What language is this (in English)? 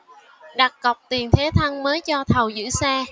Vietnamese